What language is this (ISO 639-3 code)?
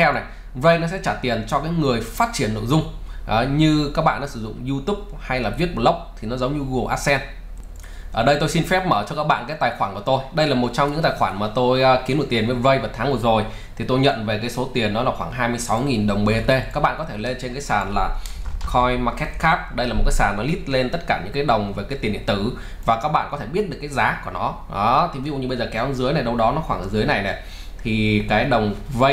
vie